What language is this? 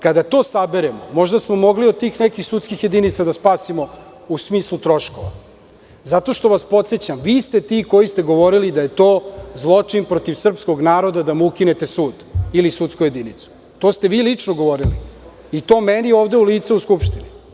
Serbian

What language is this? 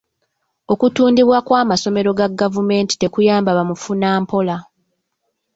Ganda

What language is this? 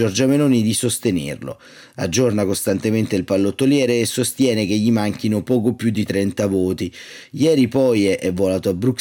Italian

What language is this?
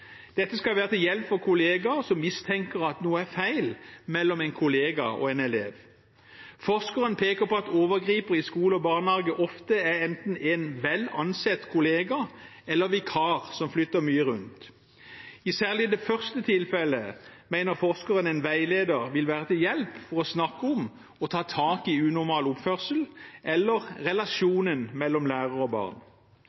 Norwegian Bokmål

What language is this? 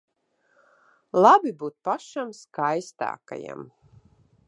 Latvian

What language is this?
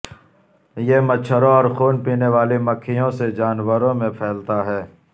Urdu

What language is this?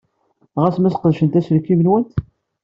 Kabyle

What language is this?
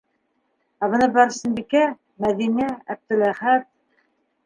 Bashkir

